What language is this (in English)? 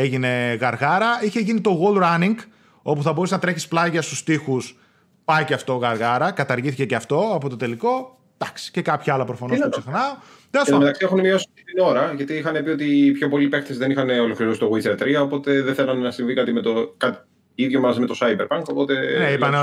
Greek